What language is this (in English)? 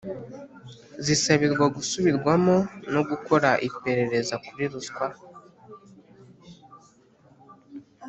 Kinyarwanda